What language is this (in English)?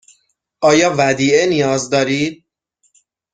Persian